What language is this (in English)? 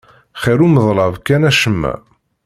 Kabyle